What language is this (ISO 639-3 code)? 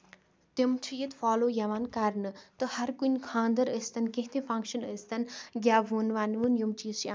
kas